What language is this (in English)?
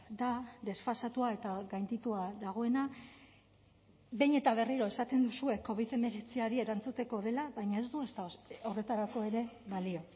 Basque